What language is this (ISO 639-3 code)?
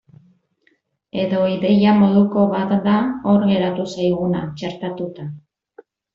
eus